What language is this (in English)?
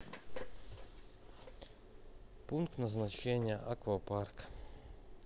Russian